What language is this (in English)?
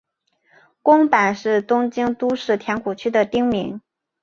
Chinese